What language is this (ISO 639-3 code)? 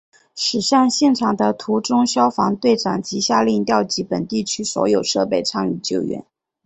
zho